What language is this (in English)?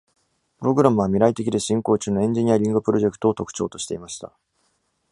Japanese